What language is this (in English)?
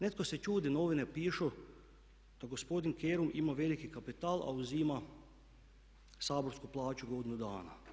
Croatian